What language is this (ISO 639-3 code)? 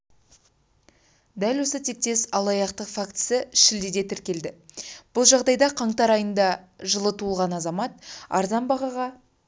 kaz